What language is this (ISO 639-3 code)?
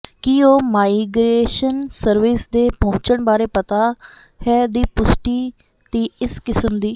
pan